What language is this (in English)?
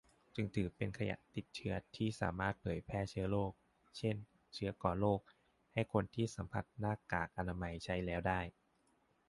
Thai